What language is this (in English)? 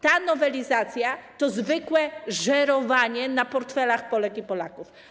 Polish